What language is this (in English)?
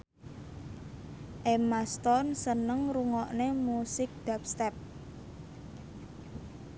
Javanese